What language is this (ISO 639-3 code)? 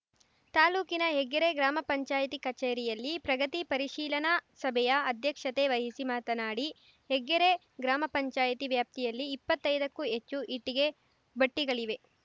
kan